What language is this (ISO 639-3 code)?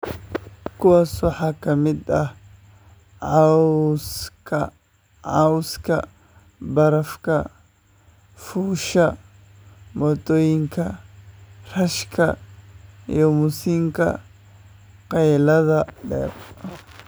som